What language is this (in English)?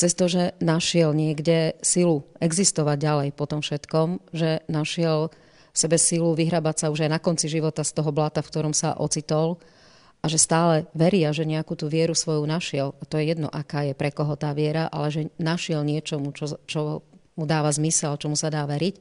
Slovak